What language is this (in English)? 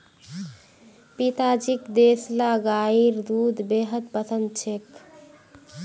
Magahi